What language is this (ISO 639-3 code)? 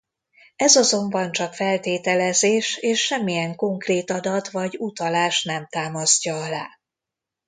hun